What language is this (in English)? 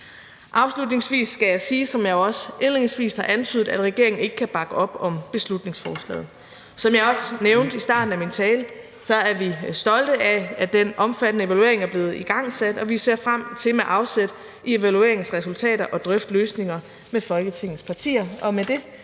Danish